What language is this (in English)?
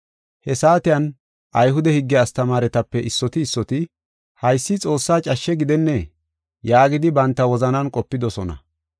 Gofa